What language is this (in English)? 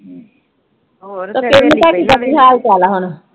Punjabi